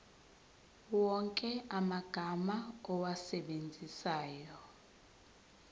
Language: Zulu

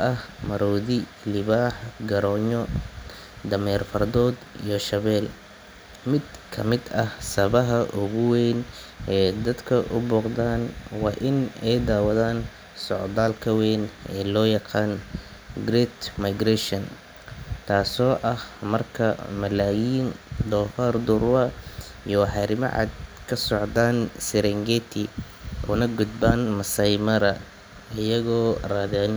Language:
Somali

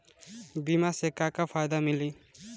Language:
Bhojpuri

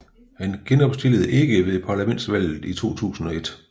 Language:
Danish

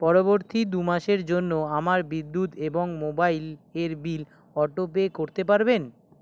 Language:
Bangla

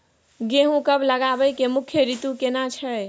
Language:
Maithili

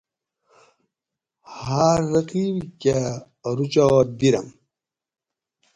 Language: Gawri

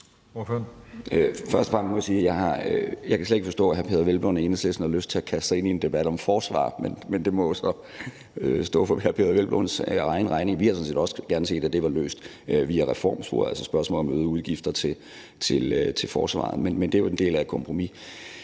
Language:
Danish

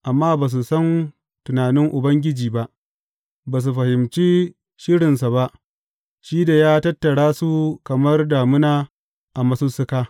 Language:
Hausa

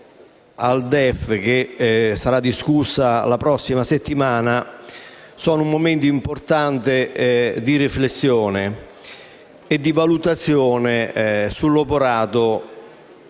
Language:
Italian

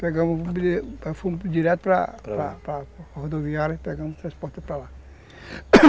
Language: Portuguese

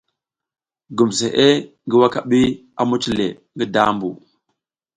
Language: South Giziga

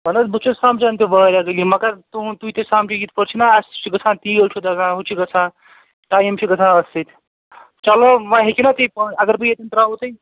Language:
Kashmiri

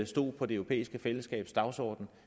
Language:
Danish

